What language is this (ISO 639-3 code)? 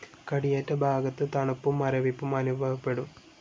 mal